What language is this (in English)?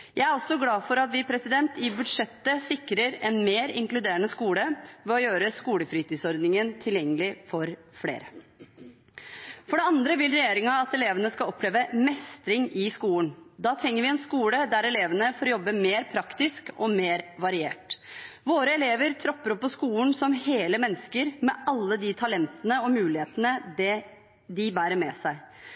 Norwegian Bokmål